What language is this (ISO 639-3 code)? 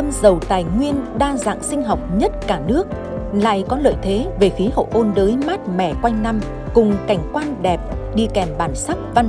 vie